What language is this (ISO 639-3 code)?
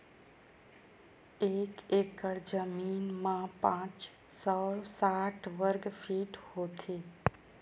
hne